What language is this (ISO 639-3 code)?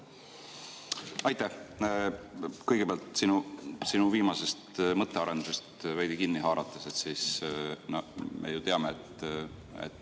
est